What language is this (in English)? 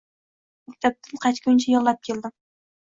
Uzbek